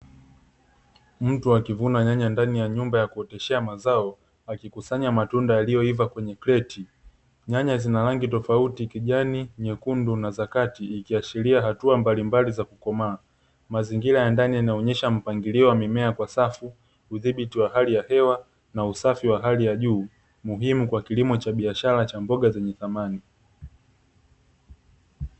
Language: Swahili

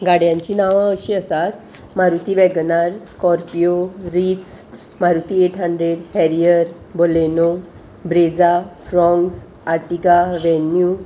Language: Konkani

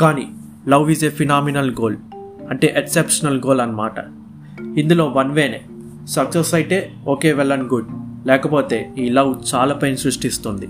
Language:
Telugu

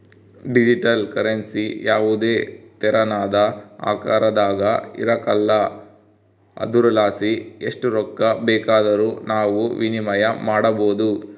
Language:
Kannada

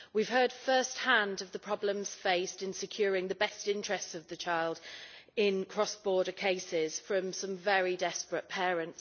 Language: English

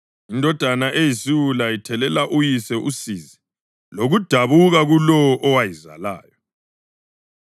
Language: North Ndebele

